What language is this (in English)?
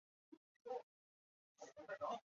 Chinese